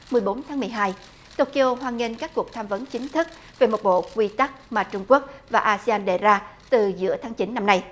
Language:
Vietnamese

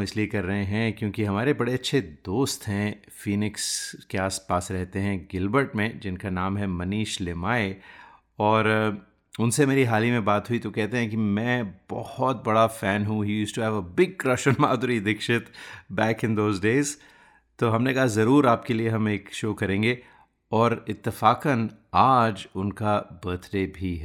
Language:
Hindi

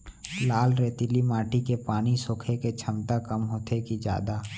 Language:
Chhattisgarhi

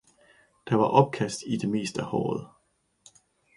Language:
Danish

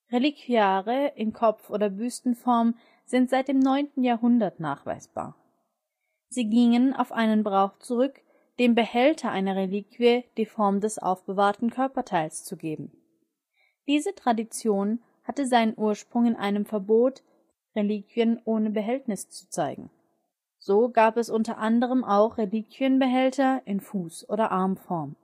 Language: German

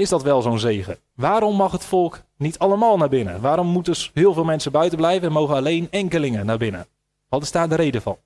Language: Dutch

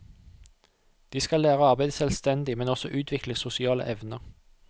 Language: Norwegian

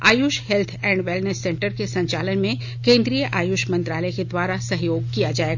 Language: Hindi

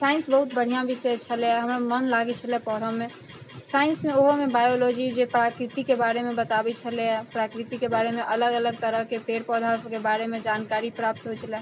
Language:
Maithili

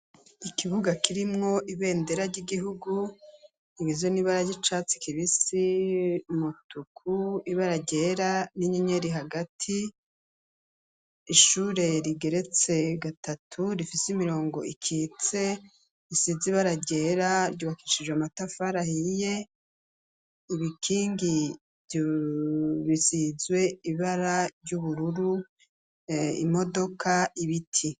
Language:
Rundi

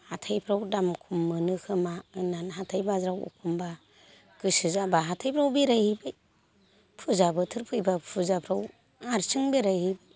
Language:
Bodo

